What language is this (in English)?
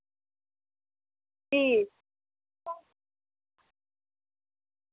Dogri